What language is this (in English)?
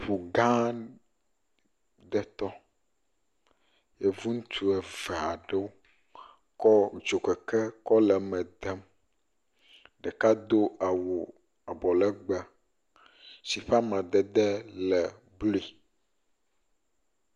Ewe